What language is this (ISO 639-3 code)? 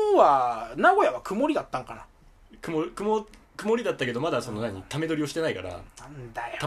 jpn